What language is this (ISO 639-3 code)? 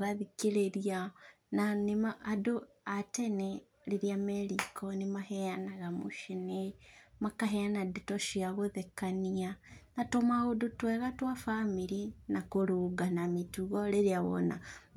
kik